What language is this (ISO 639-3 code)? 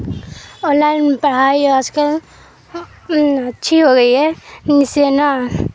urd